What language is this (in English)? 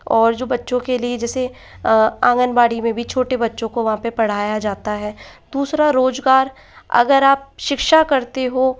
Hindi